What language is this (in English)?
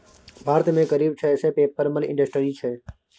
Maithili